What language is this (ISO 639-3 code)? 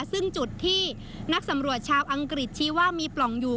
tha